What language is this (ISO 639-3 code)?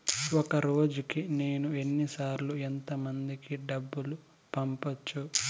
tel